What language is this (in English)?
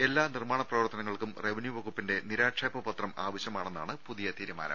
Malayalam